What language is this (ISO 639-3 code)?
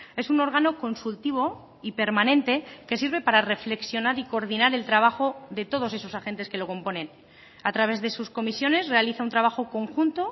spa